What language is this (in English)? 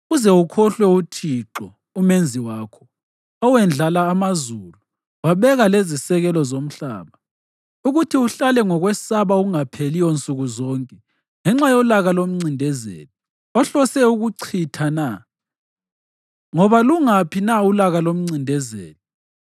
North Ndebele